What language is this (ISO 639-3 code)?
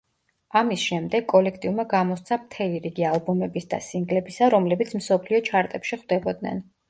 kat